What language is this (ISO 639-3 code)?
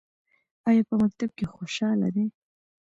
pus